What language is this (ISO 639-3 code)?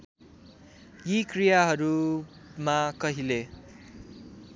nep